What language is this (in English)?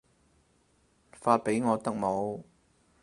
Cantonese